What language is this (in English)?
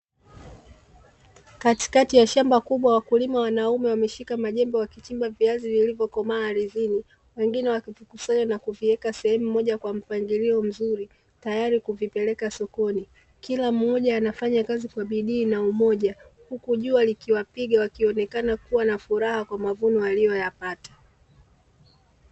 Swahili